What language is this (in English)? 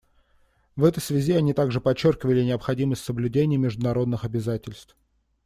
Russian